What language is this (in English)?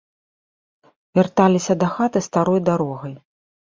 Belarusian